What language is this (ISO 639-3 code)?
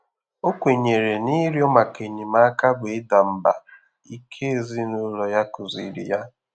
ibo